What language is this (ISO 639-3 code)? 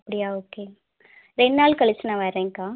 tam